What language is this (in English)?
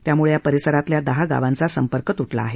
Marathi